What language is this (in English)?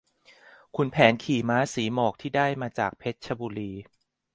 Thai